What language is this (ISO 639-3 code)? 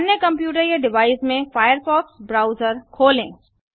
hin